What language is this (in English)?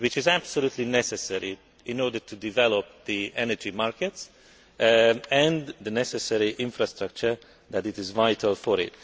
English